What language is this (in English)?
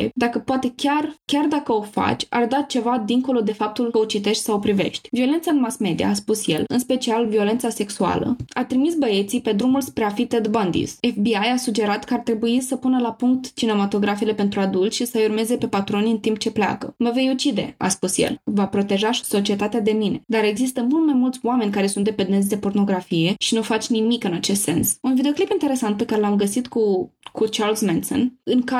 Romanian